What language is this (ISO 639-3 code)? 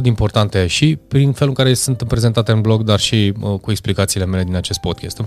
ron